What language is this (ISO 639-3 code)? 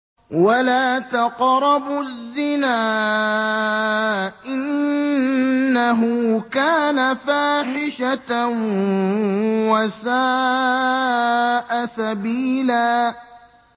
ara